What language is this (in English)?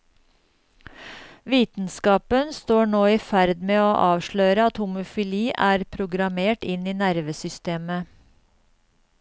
Norwegian